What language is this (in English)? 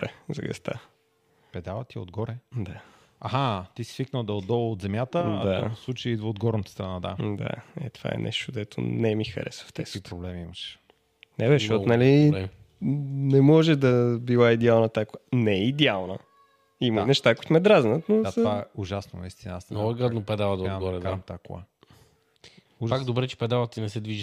Bulgarian